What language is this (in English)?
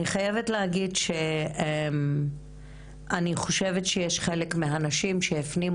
Hebrew